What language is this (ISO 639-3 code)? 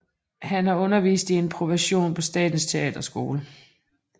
dan